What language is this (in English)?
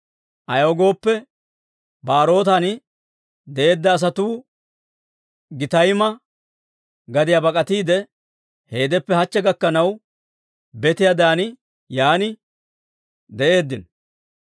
Dawro